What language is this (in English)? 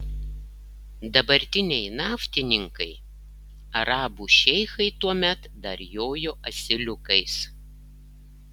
Lithuanian